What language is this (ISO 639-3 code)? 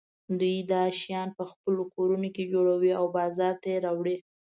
pus